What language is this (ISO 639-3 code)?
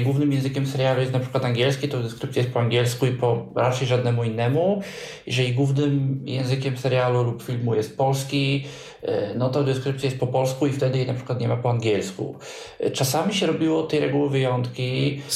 pol